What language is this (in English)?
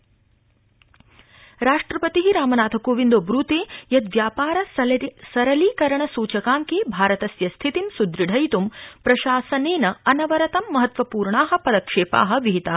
Sanskrit